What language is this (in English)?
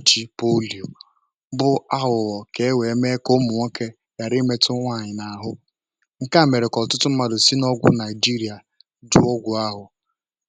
Igbo